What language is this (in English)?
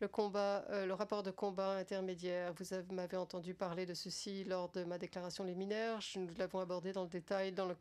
French